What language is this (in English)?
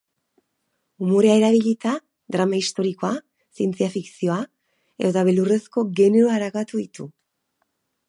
Basque